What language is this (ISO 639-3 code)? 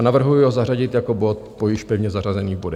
ces